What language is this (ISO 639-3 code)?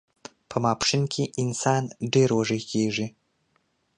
pus